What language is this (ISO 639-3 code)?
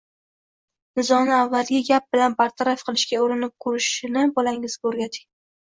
uzb